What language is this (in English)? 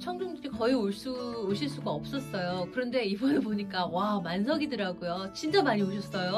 Korean